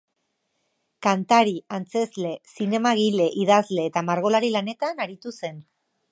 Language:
Basque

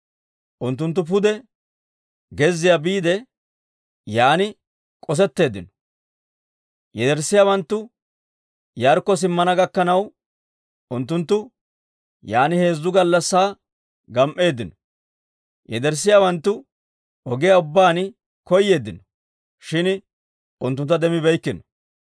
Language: Dawro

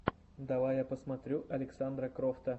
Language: Russian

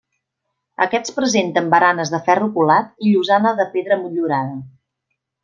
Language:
Catalan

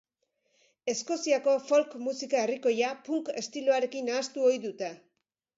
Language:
Basque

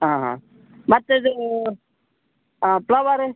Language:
Kannada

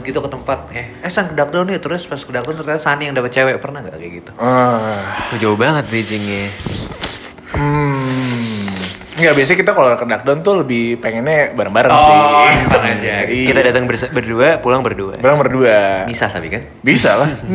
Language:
Indonesian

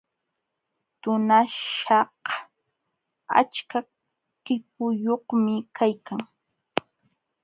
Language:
Jauja Wanca Quechua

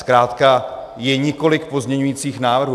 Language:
Czech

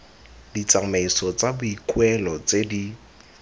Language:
Tswana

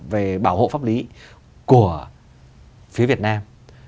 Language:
Vietnamese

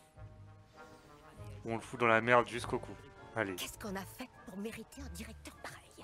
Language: French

